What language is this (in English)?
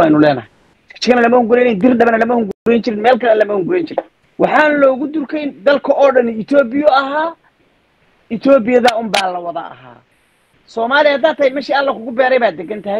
Arabic